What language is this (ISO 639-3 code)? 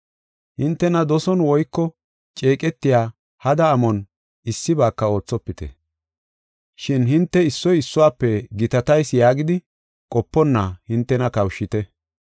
gof